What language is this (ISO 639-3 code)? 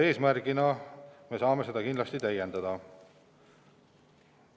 est